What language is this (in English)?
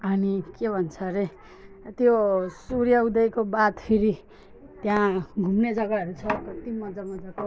Nepali